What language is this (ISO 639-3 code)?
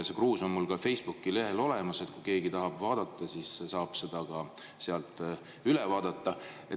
est